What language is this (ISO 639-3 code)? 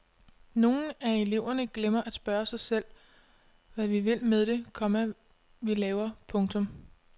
dan